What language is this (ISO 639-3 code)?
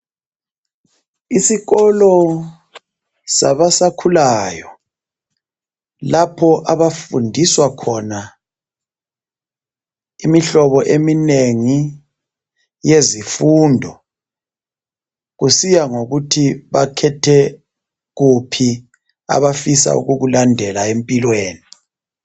nde